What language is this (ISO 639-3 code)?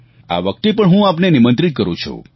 guj